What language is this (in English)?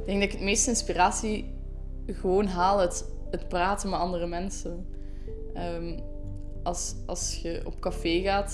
Dutch